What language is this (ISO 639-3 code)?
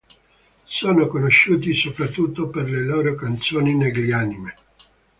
ita